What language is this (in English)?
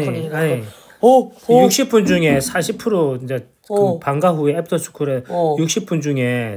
Korean